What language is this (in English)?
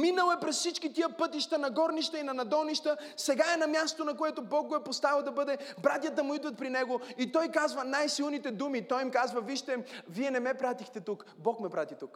Bulgarian